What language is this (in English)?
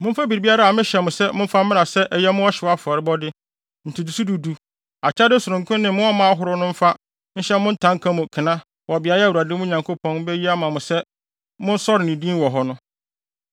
Akan